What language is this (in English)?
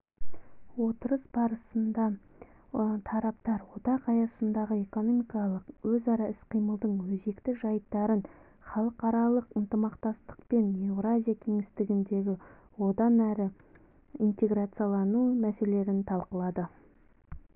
Kazakh